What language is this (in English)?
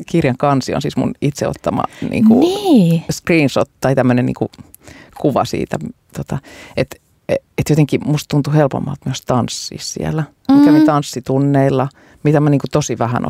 Finnish